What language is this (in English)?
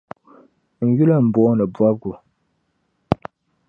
Dagbani